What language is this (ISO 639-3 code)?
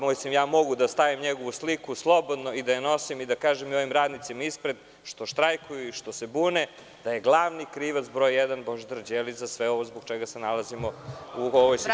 srp